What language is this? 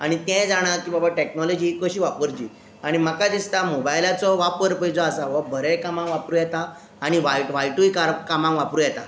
Konkani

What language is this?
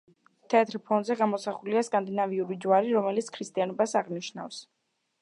Georgian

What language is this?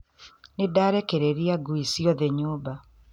Kikuyu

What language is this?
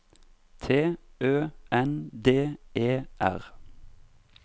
Norwegian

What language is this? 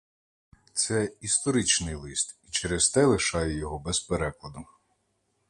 Ukrainian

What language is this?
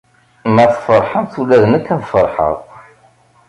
Kabyle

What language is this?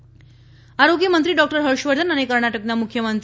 Gujarati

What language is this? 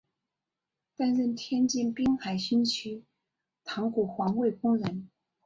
Chinese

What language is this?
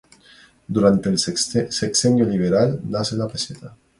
Spanish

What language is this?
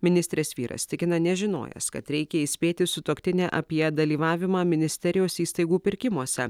Lithuanian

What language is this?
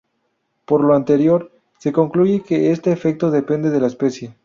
Spanish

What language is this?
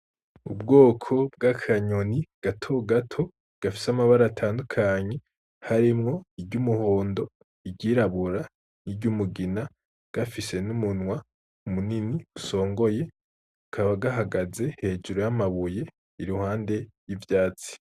Rundi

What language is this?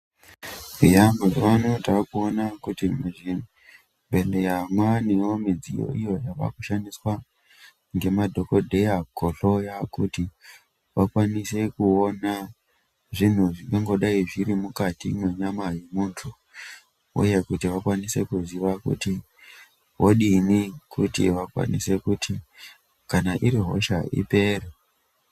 Ndau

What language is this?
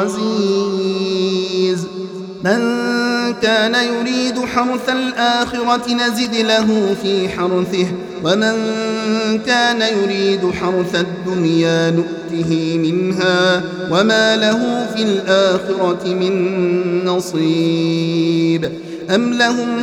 Arabic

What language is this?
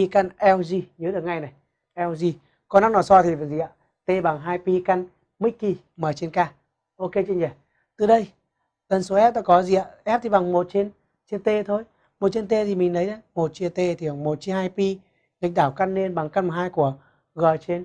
Vietnamese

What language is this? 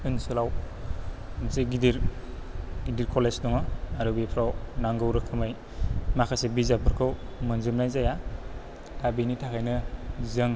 Bodo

